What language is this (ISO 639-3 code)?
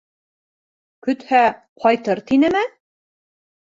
bak